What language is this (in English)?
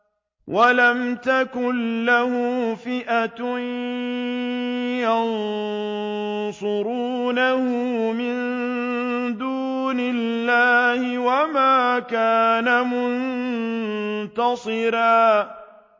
Arabic